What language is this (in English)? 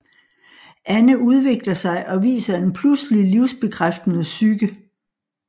Danish